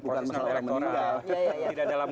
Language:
Indonesian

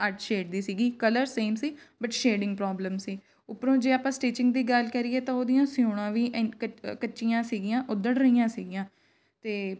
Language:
Punjabi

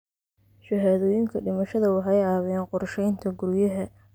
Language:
Somali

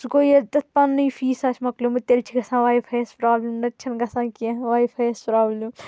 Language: Kashmiri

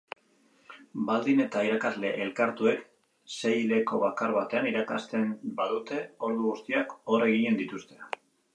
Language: Basque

